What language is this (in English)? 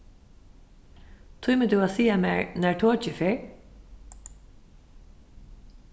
Faroese